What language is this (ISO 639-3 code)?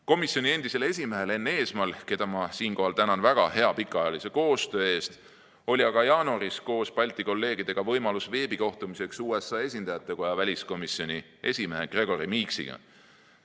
est